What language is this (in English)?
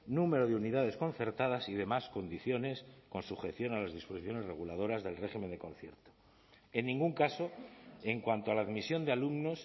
Spanish